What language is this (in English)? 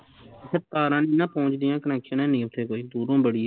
Punjabi